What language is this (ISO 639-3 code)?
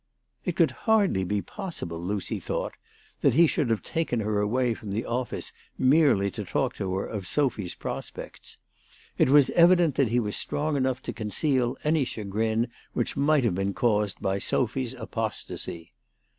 eng